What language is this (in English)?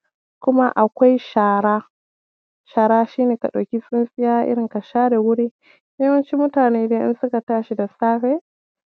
Hausa